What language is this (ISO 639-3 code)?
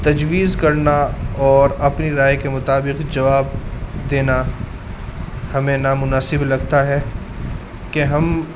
urd